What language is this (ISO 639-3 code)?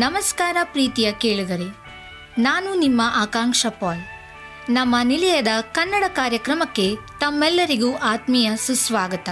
kan